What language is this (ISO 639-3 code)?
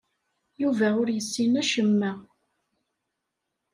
kab